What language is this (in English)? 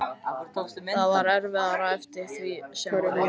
Icelandic